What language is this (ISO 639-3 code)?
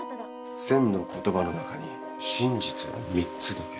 jpn